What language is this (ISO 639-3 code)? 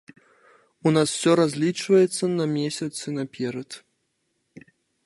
bel